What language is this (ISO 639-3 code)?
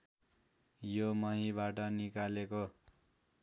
nep